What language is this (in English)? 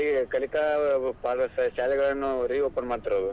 Kannada